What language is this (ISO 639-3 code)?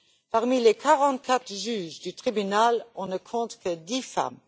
fra